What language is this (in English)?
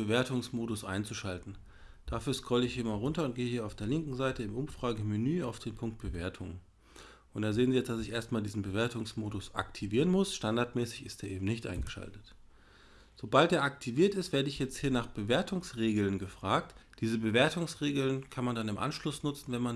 German